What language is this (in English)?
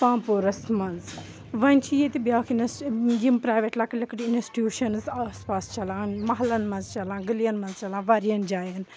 Kashmiri